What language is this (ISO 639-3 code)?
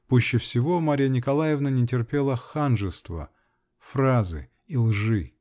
rus